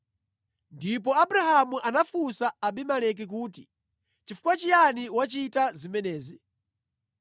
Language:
Nyanja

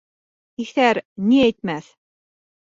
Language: Bashkir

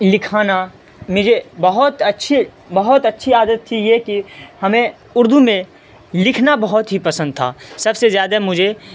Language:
Urdu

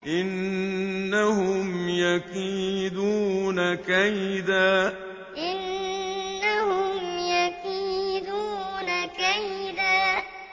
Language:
Arabic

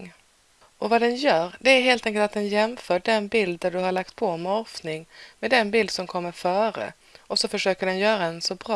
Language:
Swedish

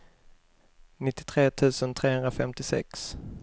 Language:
Swedish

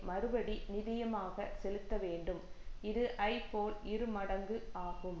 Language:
Tamil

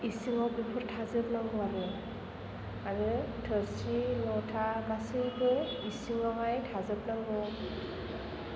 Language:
Bodo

